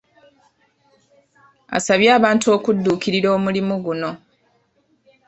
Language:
Ganda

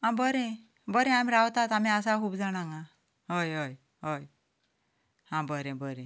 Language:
Konkani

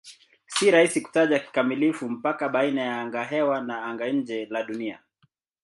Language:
Swahili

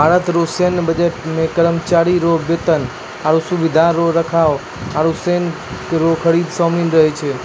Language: Maithili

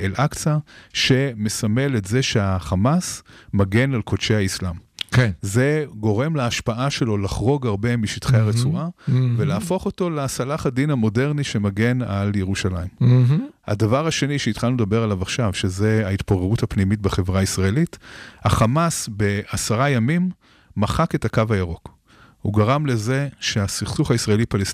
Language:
Hebrew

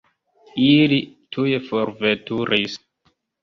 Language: Esperanto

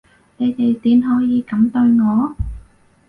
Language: Cantonese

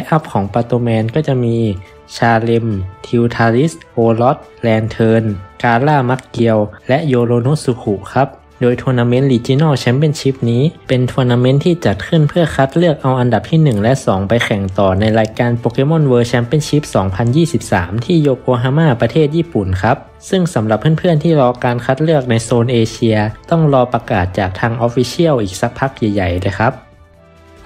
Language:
Thai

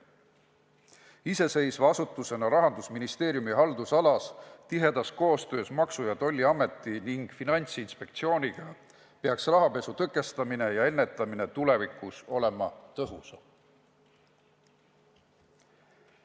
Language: Estonian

